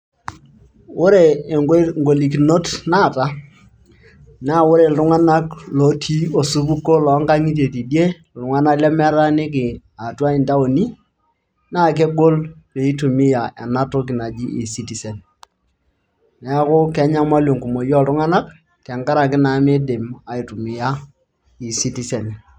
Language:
Masai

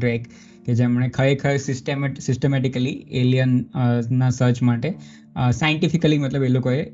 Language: Gujarati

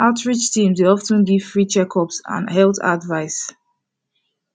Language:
Nigerian Pidgin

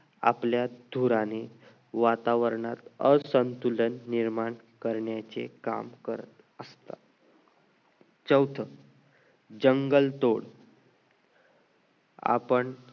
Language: Marathi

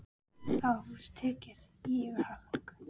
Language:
Icelandic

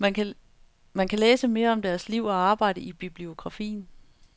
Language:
Danish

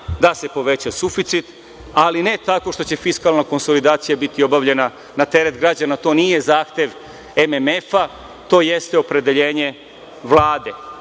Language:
Serbian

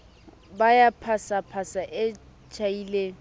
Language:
Southern Sotho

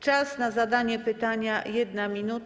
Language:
Polish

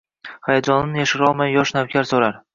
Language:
Uzbek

